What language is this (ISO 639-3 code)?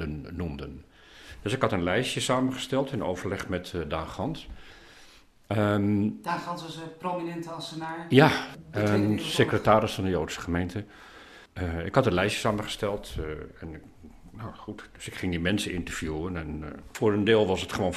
nld